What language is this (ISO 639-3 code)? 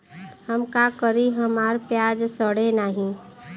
bho